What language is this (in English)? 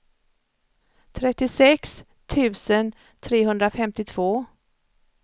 Swedish